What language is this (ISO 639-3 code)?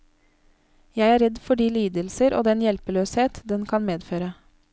nor